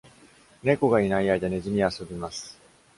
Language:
Japanese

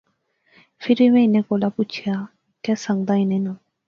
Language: Pahari-Potwari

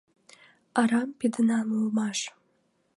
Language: Mari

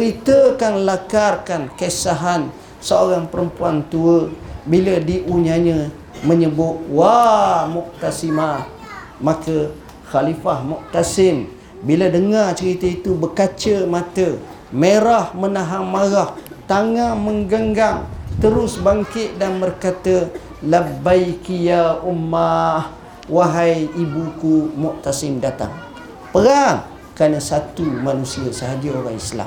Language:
Malay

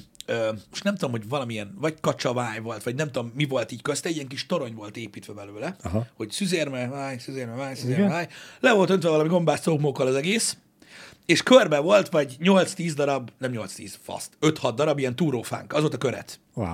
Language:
Hungarian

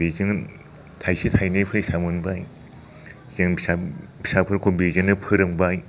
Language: Bodo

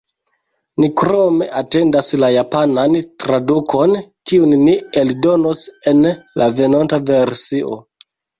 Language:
Esperanto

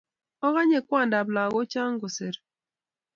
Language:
Kalenjin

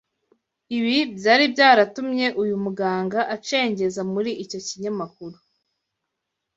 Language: Kinyarwanda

